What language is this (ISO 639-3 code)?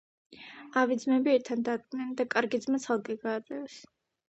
kat